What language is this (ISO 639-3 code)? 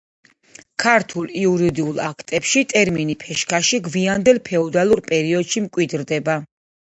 kat